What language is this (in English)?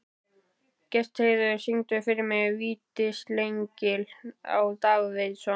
Icelandic